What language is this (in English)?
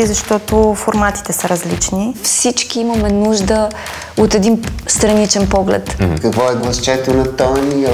Bulgarian